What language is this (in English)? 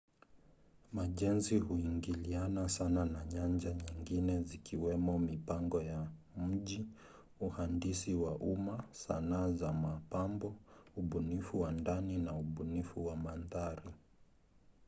Swahili